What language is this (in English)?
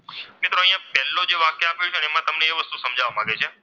Gujarati